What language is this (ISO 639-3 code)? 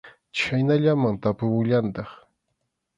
qxu